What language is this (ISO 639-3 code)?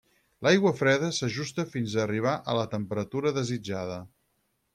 cat